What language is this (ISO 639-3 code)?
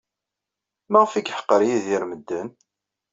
kab